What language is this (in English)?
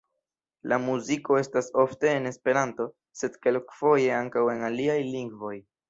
Esperanto